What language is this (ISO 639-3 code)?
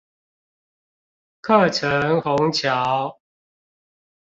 zho